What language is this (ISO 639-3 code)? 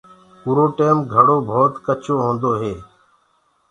ggg